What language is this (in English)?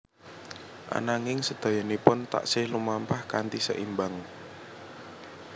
Javanese